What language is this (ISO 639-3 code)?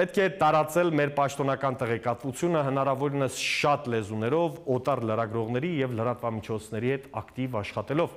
ron